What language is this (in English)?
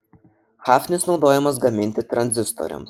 Lithuanian